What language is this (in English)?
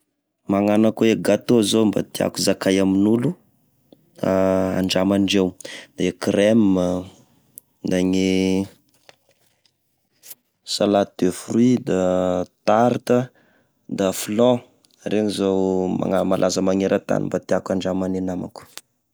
Tesaka Malagasy